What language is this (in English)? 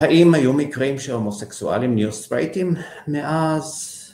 Hebrew